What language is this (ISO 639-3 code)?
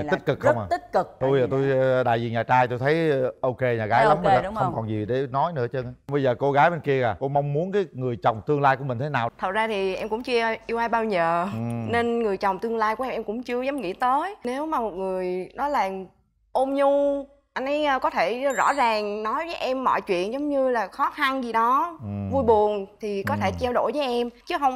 vie